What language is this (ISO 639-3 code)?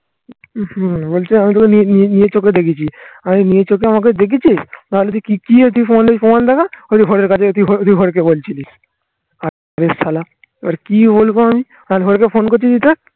ben